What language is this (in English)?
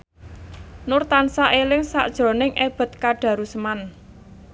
Javanese